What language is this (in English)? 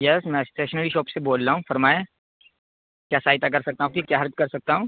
Urdu